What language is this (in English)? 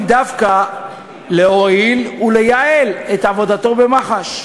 Hebrew